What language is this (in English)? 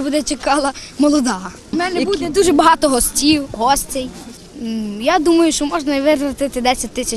Indonesian